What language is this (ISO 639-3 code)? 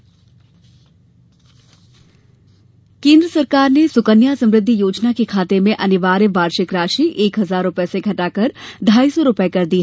hin